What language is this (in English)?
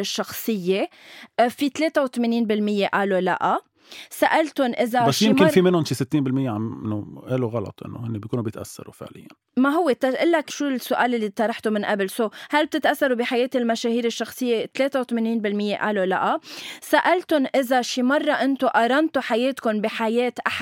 Arabic